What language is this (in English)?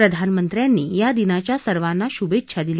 Marathi